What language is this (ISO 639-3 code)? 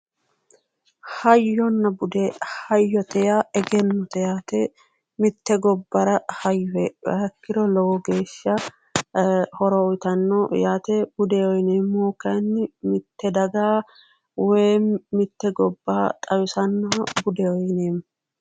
sid